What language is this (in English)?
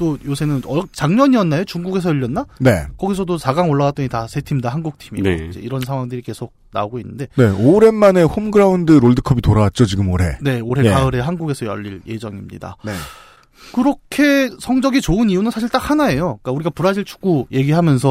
Korean